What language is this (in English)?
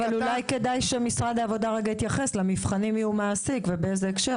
Hebrew